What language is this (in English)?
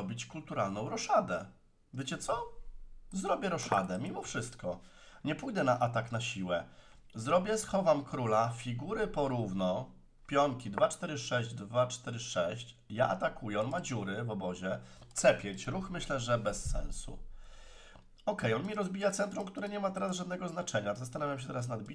Polish